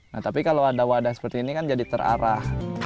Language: Indonesian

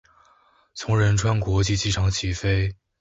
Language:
Chinese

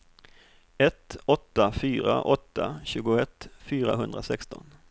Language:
Swedish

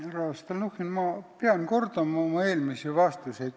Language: Estonian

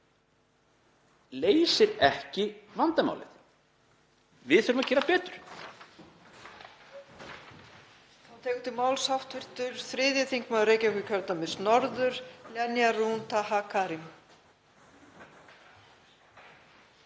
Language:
Icelandic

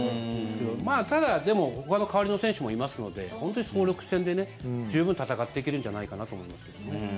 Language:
Japanese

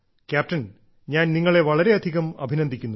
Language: Malayalam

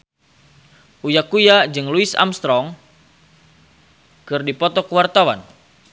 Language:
Sundanese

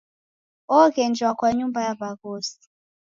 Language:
Taita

